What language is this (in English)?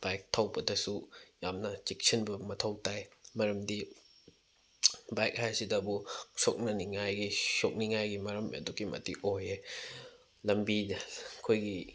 Manipuri